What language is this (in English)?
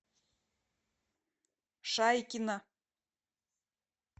Russian